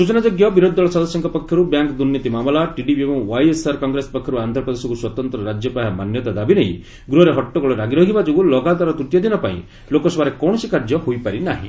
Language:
Odia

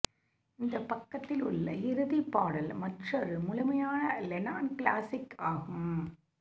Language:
Tamil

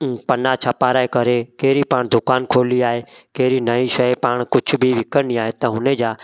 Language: Sindhi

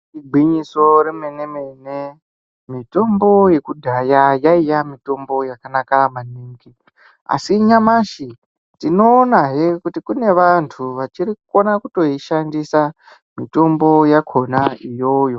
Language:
Ndau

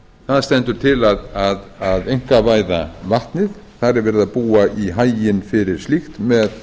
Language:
Icelandic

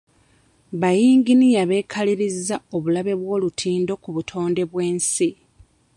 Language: Ganda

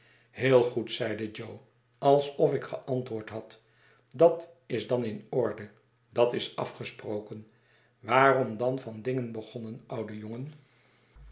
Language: Dutch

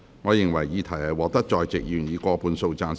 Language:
Cantonese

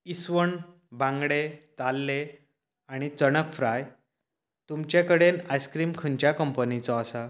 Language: Konkani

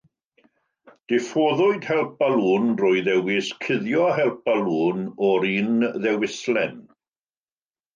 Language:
Welsh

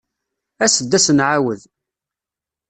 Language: Kabyle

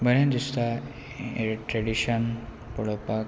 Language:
Konkani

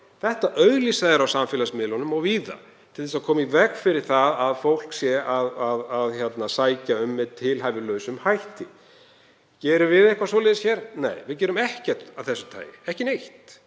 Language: Icelandic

